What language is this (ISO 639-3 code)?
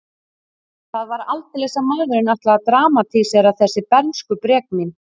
isl